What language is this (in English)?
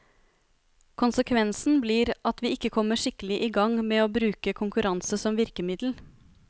Norwegian